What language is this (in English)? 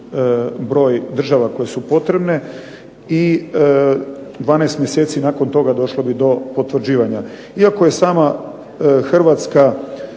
Croatian